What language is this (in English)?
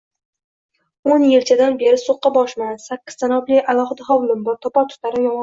Uzbek